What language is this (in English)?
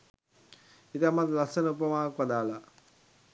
Sinhala